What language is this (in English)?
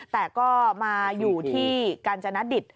Thai